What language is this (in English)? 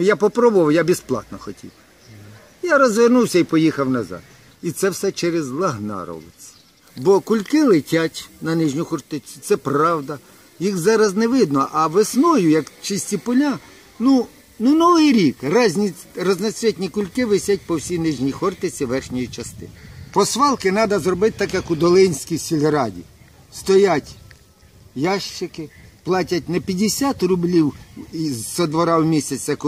Ukrainian